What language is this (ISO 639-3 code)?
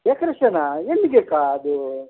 kan